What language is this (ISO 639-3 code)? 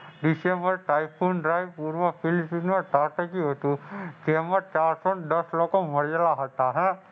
guj